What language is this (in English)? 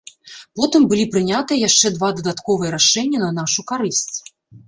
Belarusian